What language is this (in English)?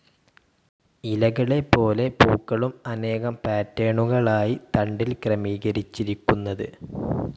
Malayalam